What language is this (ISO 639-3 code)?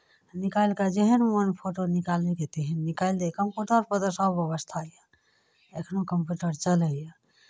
mai